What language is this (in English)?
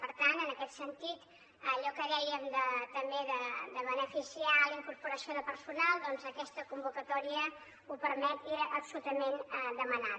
Catalan